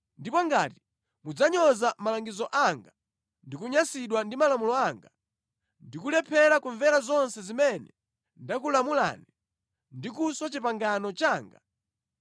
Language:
Nyanja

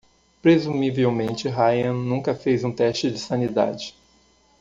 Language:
Portuguese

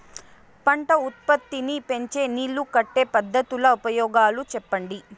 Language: Telugu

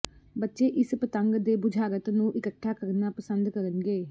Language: Punjabi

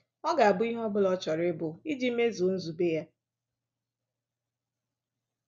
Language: Igbo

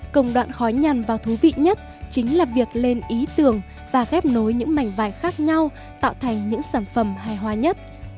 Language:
Vietnamese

